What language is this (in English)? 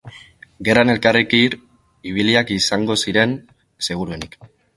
Basque